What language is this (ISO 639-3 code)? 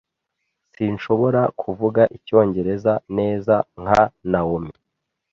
kin